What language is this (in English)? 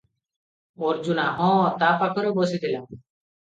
Odia